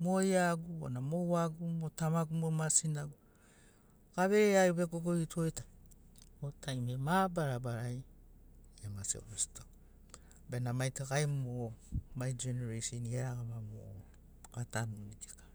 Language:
Sinaugoro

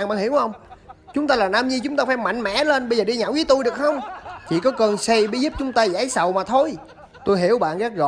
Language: Vietnamese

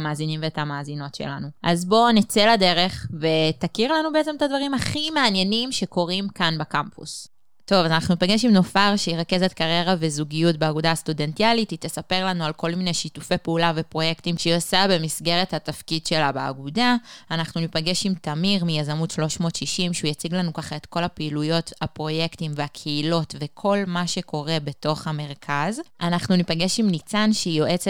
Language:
Hebrew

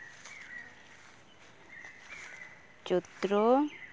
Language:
Santali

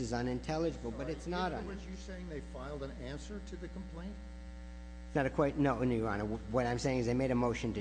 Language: English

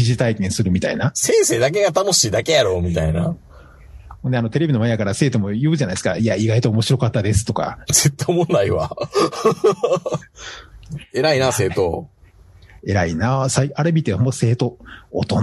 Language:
Japanese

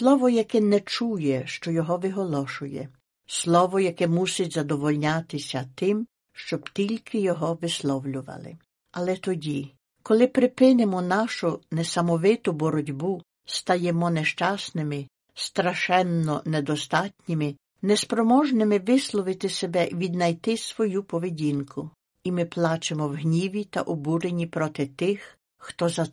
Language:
Ukrainian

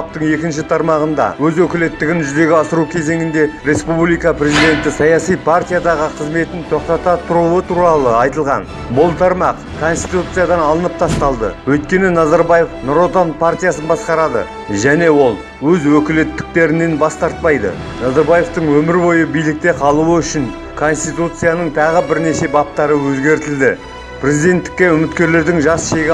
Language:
Kazakh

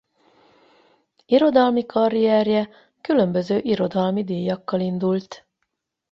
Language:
Hungarian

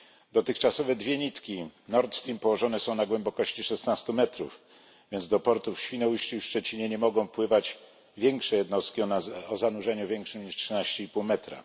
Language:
Polish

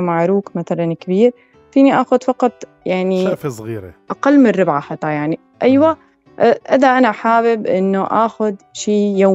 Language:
Arabic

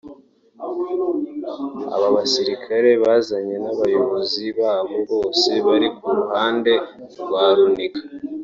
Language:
Kinyarwanda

